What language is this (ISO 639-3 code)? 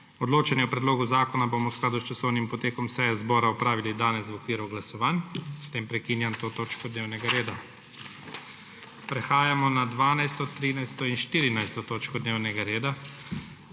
slv